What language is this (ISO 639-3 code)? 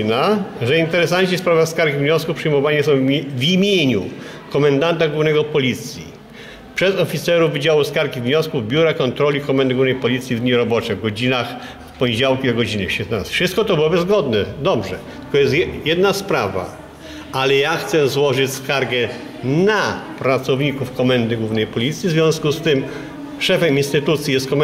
pol